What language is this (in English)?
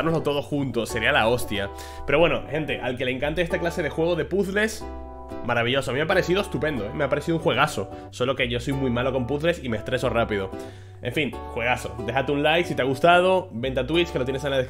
Spanish